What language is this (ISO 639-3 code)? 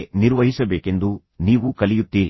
kan